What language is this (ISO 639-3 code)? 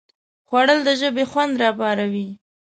pus